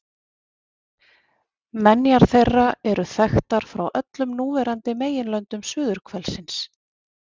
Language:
Icelandic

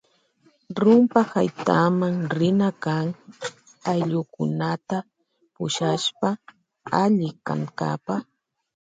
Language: Loja Highland Quichua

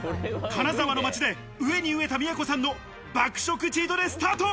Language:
Japanese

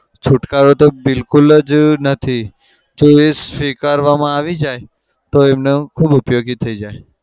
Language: Gujarati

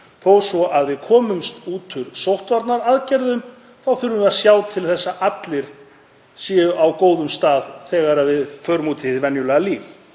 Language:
Icelandic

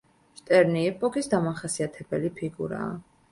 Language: Georgian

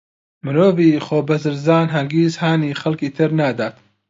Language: Central Kurdish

